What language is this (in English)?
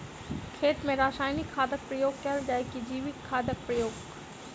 Maithili